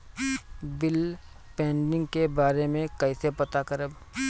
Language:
Bhojpuri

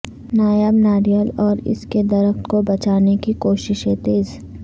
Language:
Urdu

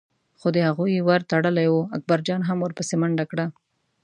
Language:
Pashto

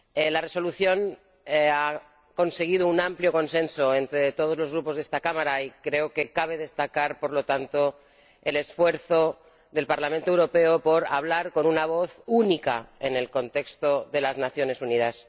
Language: Spanish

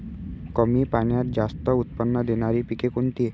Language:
Marathi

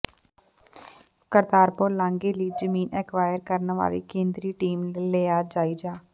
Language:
Punjabi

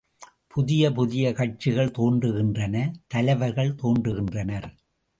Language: Tamil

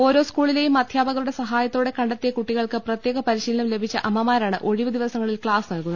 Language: Malayalam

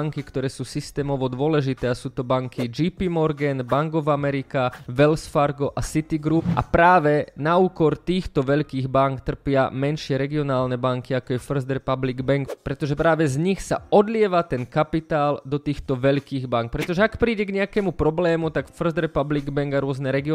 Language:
Slovak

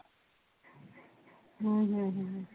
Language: Punjabi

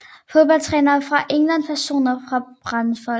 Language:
Danish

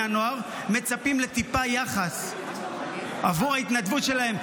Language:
Hebrew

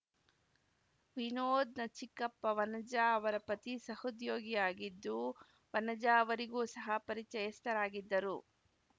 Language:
Kannada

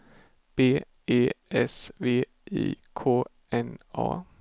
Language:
Swedish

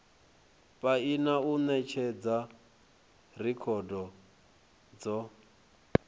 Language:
Venda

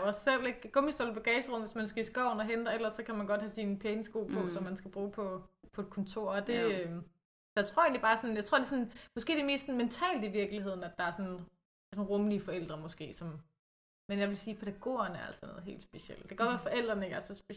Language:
Danish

